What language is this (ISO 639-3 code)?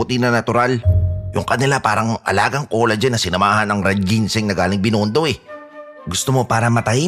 fil